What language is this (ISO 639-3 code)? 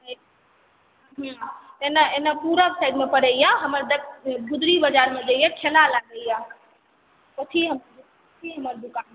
mai